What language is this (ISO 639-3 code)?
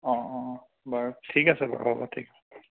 asm